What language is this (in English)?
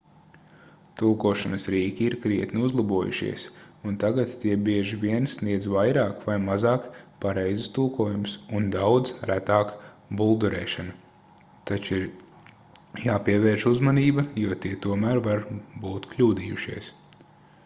Latvian